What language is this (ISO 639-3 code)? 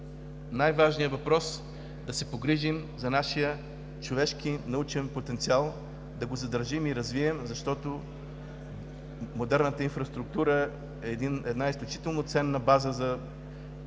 bul